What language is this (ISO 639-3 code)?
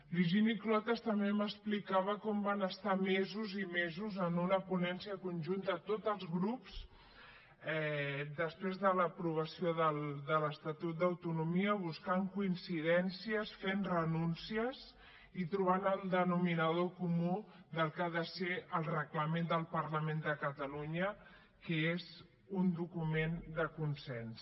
cat